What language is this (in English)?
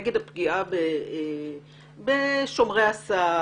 Hebrew